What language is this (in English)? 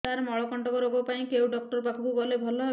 Odia